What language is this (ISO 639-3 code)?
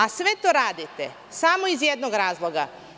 srp